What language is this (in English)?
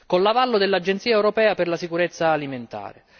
Italian